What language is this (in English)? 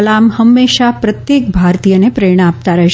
Gujarati